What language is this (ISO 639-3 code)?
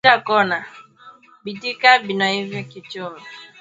swa